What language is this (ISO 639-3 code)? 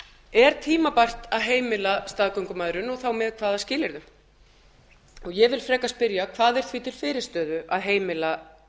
isl